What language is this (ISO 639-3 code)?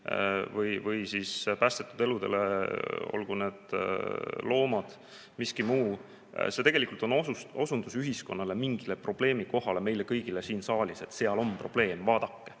est